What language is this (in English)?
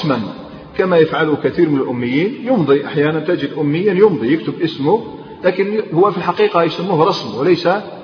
Arabic